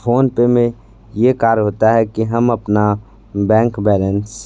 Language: Hindi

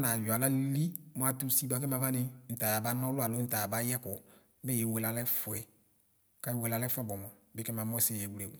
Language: Ikposo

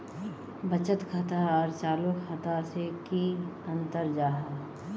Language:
Magahi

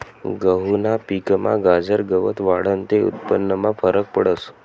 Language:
Marathi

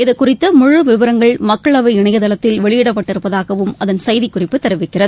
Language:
Tamil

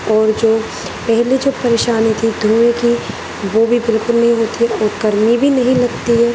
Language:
Urdu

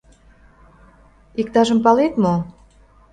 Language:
Mari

